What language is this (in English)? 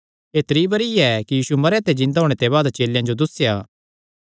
Kangri